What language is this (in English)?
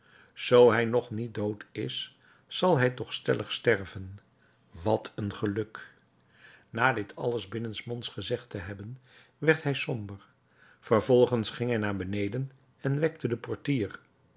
Dutch